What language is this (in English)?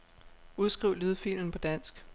Danish